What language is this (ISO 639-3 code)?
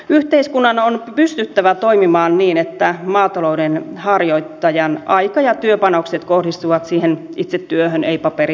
fin